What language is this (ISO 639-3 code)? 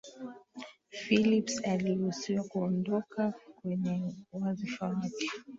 swa